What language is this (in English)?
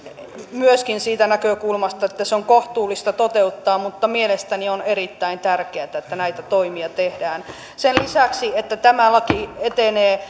Finnish